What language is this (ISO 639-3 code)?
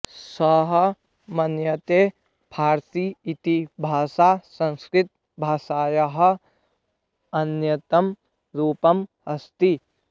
san